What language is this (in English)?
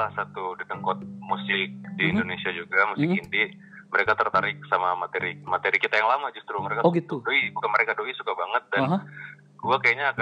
Indonesian